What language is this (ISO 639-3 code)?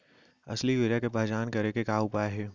hne